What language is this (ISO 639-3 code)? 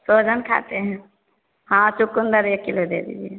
mai